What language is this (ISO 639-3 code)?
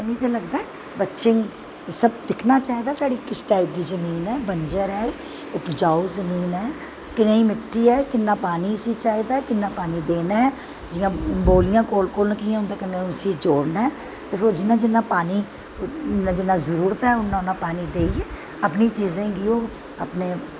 doi